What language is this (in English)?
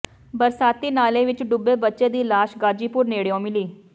Punjabi